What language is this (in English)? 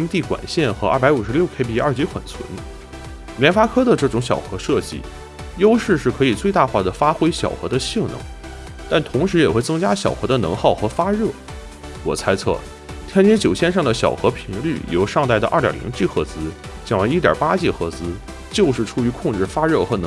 Chinese